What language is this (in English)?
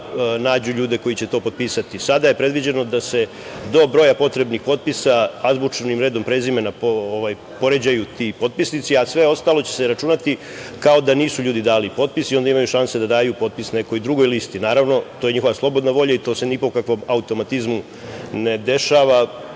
Serbian